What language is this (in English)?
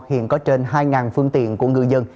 Vietnamese